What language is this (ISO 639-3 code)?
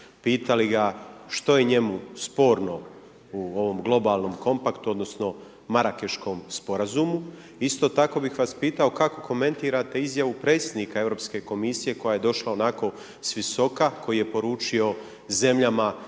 hrv